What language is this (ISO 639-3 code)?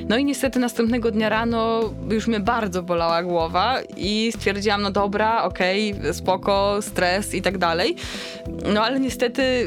pol